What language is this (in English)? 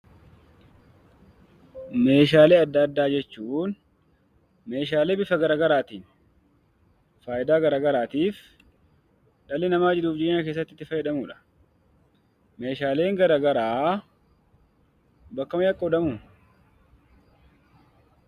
Oromo